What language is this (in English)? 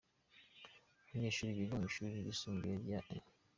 Kinyarwanda